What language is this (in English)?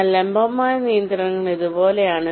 Malayalam